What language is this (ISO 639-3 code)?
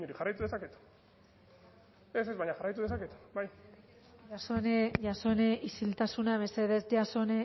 eus